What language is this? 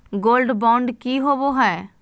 Magahi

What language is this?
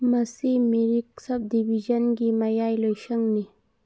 Manipuri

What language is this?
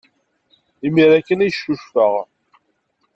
Kabyle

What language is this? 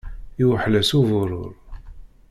Kabyle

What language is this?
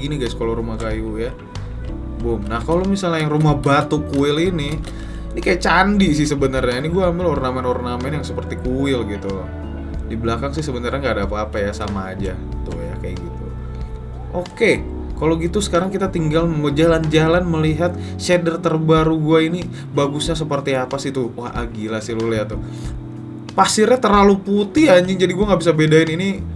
Indonesian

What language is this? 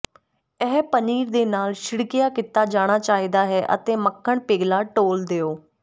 Punjabi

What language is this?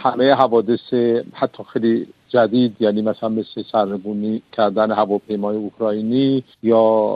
Persian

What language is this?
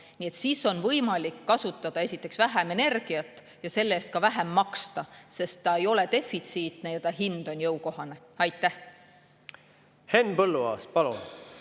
Estonian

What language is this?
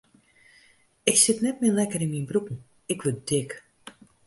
Western Frisian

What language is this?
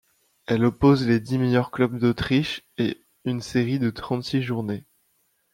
French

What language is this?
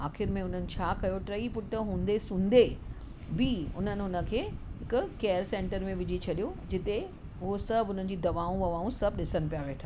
Sindhi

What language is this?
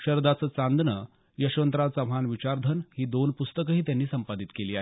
Marathi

